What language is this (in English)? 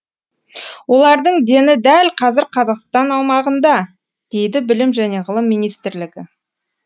Kazakh